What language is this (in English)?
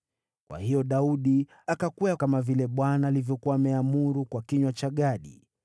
Swahili